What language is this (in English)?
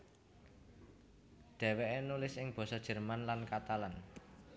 Javanese